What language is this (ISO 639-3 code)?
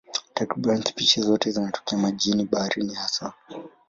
swa